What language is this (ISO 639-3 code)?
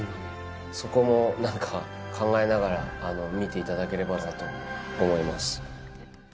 jpn